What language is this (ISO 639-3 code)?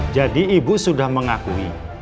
ind